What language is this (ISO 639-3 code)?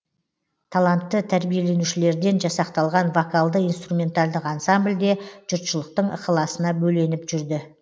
kaz